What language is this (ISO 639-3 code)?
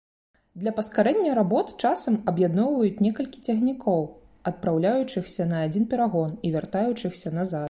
bel